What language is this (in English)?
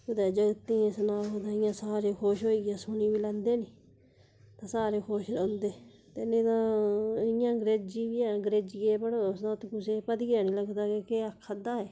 Dogri